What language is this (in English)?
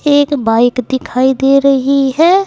Hindi